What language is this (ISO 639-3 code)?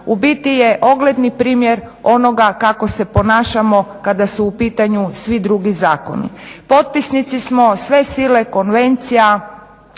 hrv